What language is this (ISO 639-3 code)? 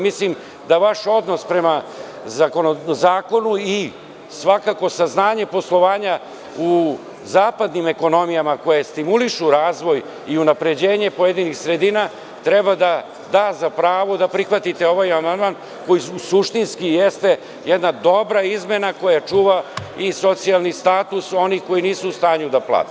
srp